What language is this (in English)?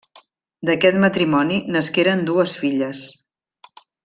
Catalan